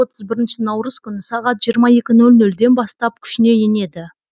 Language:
Kazakh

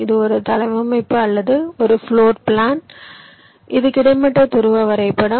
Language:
Tamil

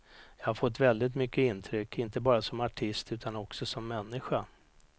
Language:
Swedish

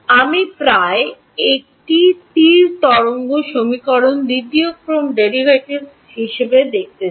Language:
Bangla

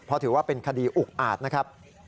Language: Thai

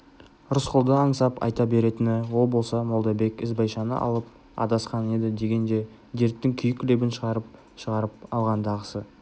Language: Kazakh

